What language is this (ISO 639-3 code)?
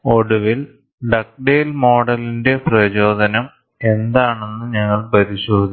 mal